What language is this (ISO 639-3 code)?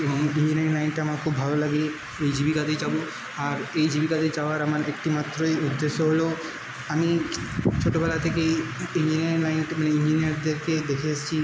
ben